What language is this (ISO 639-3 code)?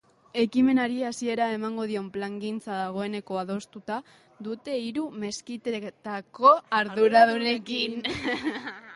eus